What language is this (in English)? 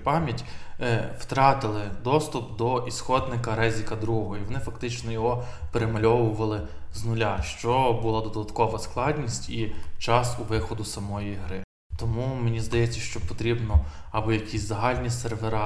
Ukrainian